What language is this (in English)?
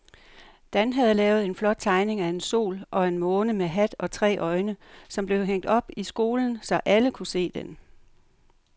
Danish